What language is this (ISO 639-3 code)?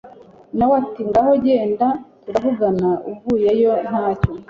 kin